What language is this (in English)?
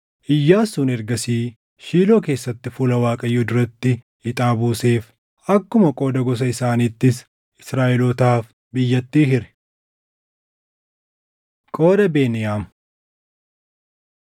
Oromo